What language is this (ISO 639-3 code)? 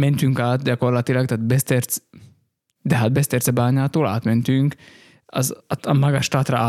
hun